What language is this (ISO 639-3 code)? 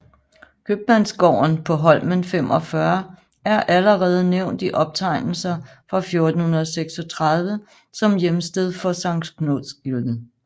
dan